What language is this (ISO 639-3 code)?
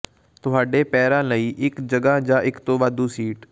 pan